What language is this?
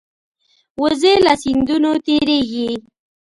Pashto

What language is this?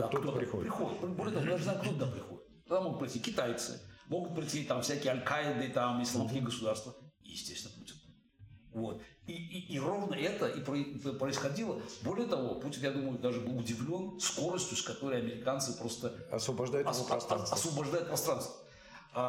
Russian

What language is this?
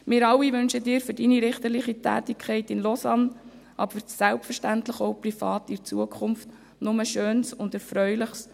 Swiss German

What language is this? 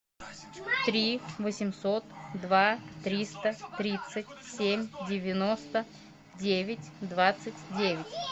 Russian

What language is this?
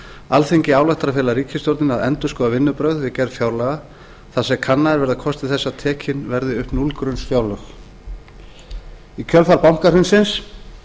Icelandic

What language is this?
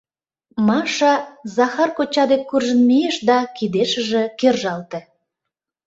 Mari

